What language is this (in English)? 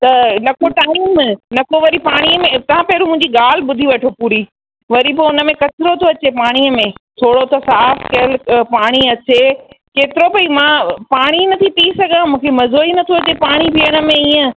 Sindhi